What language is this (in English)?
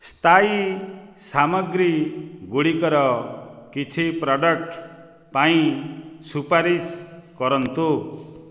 Odia